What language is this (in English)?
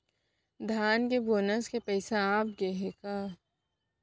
Chhattisgarhi